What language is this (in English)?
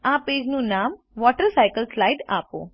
Gujarati